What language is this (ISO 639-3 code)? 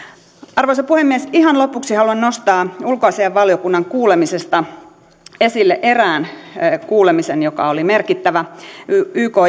fin